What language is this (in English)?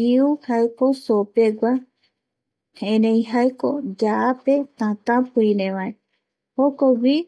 Eastern Bolivian Guaraní